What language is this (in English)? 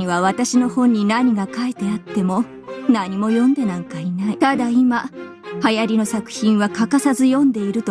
Japanese